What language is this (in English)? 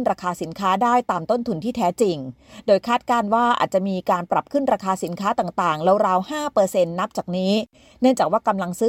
Thai